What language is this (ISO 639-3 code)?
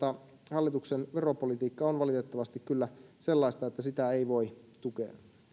fin